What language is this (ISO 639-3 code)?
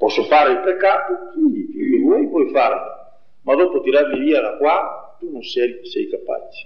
ita